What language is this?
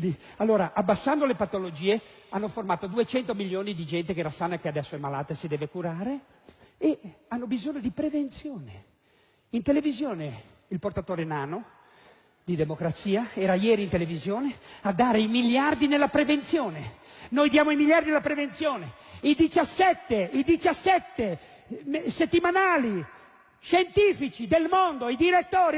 Italian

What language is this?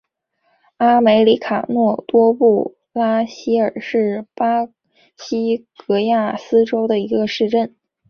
Chinese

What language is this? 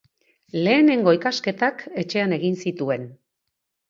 Basque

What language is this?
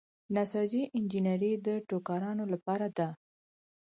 Pashto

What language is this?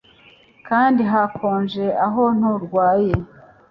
Kinyarwanda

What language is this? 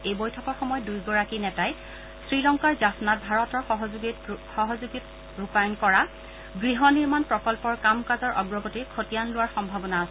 Assamese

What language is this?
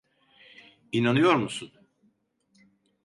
Turkish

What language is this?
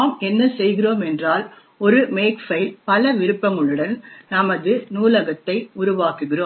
Tamil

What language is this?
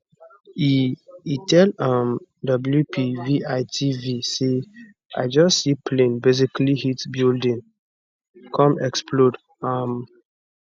Nigerian Pidgin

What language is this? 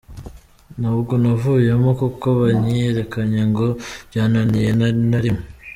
Kinyarwanda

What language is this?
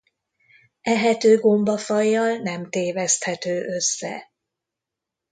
Hungarian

